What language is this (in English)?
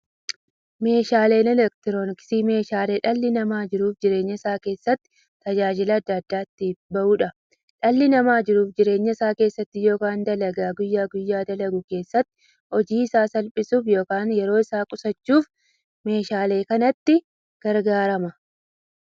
Oromo